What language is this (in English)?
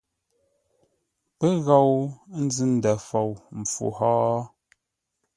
Ngombale